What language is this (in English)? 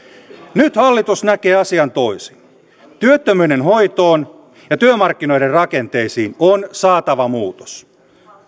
Finnish